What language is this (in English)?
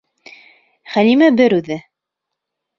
Bashkir